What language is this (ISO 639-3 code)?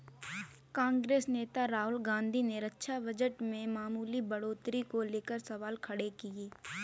hin